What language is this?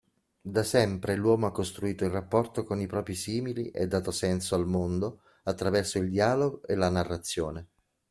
Italian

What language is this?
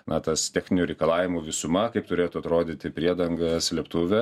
Lithuanian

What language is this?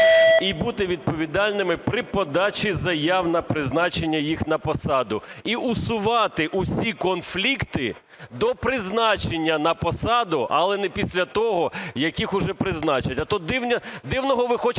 Ukrainian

